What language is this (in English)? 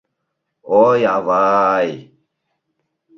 Mari